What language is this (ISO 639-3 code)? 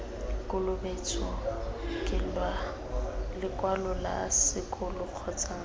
tsn